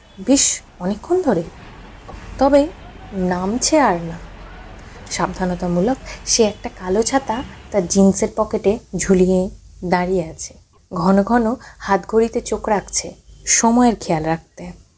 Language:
Bangla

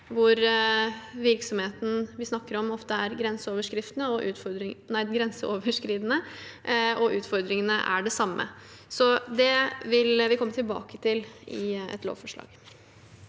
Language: Norwegian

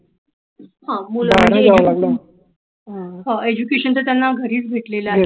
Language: Marathi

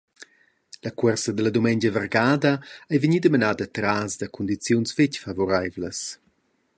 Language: Romansh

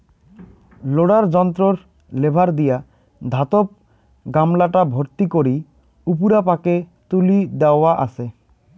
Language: Bangla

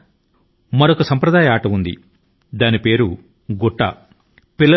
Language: Telugu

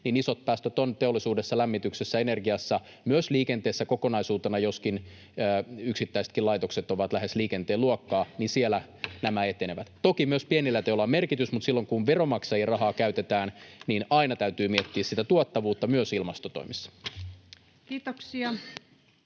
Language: Finnish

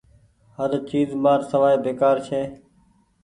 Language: Goaria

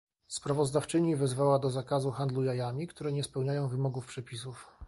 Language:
Polish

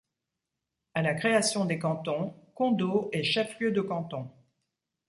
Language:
French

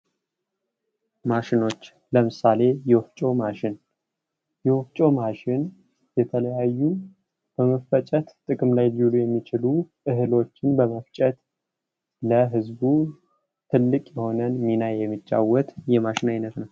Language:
Amharic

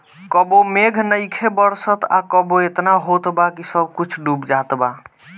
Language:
Bhojpuri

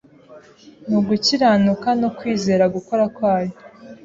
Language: Kinyarwanda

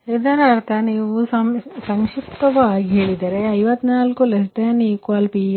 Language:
Kannada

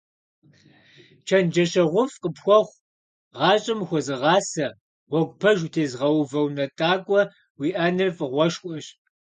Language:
Kabardian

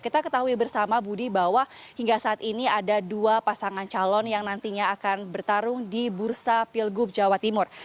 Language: Indonesian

